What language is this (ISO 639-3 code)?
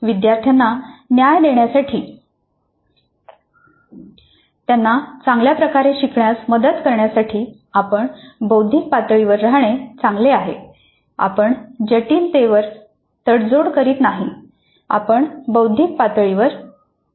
mar